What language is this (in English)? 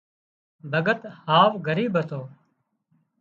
Wadiyara Koli